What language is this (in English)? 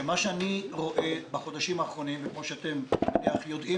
Hebrew